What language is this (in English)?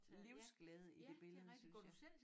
Danish